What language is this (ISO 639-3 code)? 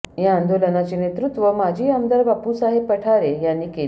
mar